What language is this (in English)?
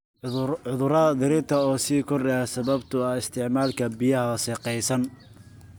Somali